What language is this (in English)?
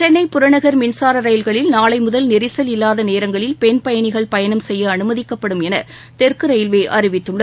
Tamil